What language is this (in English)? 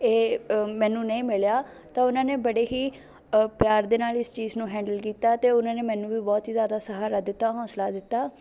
Punjabi